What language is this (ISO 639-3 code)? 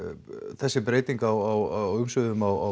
isl